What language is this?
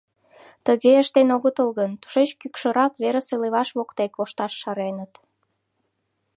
Mari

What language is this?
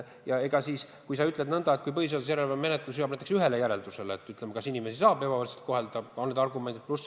Estonian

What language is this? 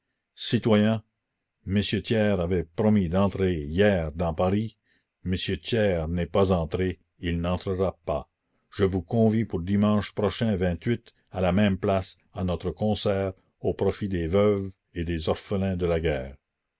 French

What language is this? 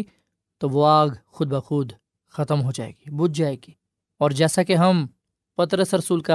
Urdu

